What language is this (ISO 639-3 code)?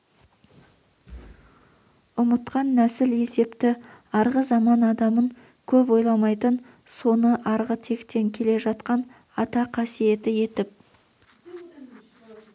kaz